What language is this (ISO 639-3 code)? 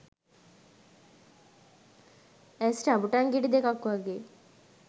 sin